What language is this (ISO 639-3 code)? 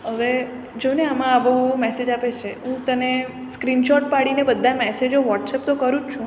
guj